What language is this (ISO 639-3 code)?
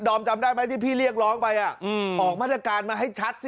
tha